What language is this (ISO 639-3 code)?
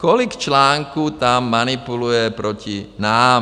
ces